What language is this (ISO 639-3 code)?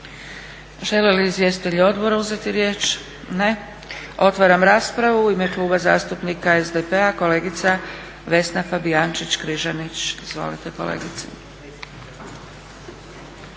hrv